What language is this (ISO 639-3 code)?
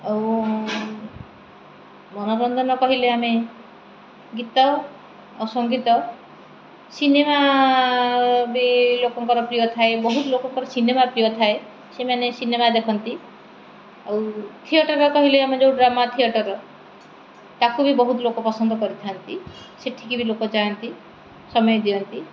ori